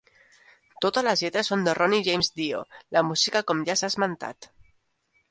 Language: Catalan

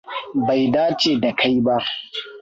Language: Hausa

